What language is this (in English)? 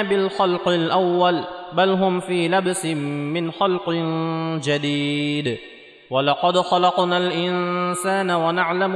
Arabic